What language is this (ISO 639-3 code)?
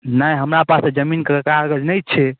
mai